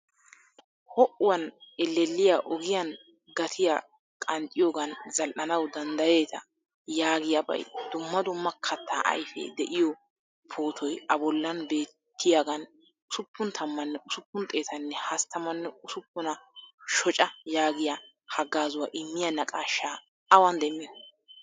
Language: Wolaytta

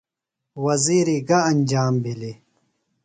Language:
Phalura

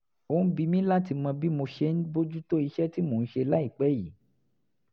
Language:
Yoruba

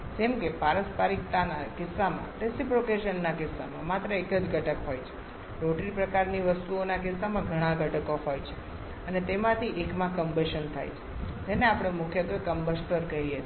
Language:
Gujarati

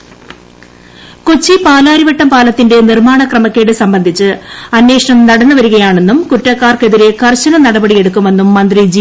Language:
Malayalam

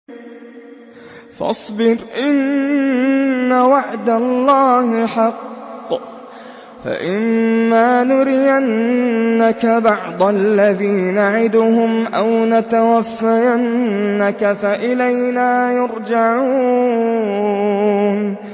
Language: Arabic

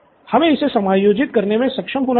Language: Hindi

